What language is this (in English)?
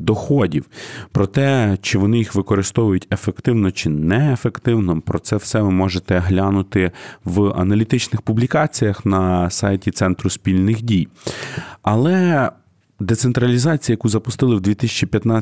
Ukrainian